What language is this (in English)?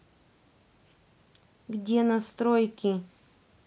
Russian